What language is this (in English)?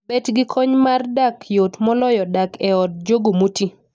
Luo (Kenya and Tanzania)